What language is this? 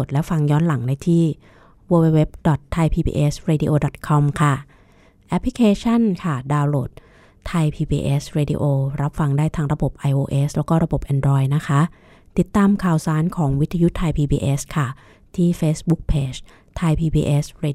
Thai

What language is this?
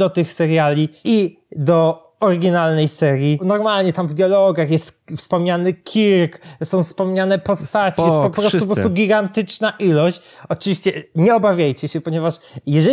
Polish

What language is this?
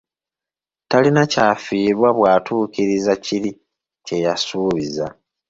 Ganda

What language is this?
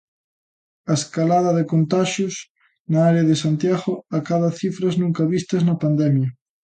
Galician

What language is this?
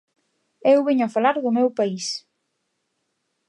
Galician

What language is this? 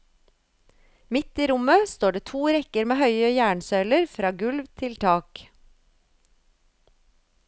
Norwegian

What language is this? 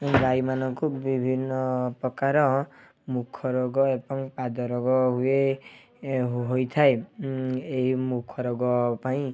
Odia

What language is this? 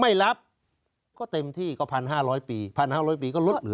Thai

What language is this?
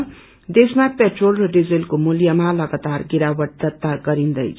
Nepali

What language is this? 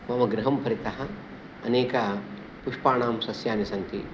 Sanskrit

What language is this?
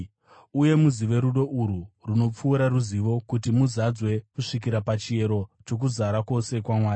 Shona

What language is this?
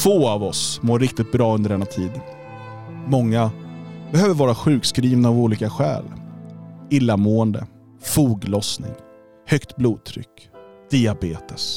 Swedish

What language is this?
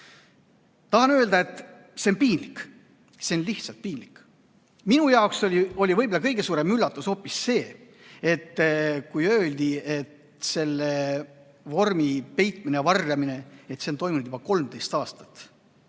Estonian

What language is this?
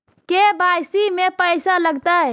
Magahi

